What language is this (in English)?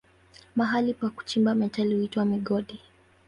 Swahili